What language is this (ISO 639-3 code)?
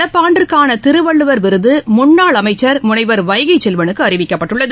tam